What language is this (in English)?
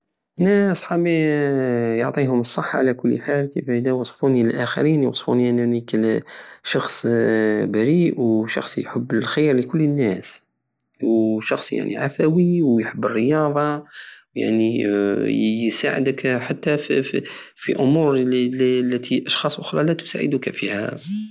Algerian Saharan Arabic